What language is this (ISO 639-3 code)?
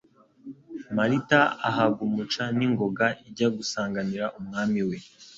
kin